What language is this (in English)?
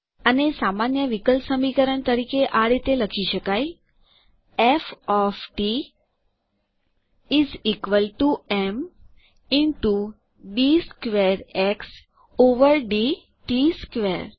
Gujarati